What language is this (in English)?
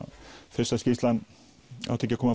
Icelandic